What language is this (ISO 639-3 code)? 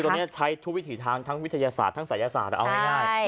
tha